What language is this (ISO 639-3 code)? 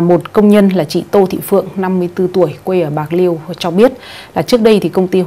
vie